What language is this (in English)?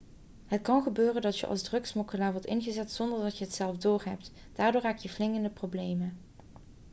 Dutch